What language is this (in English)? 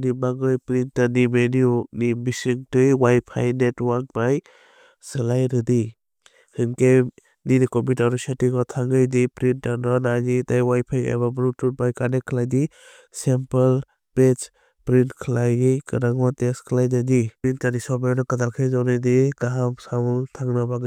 Kok Borok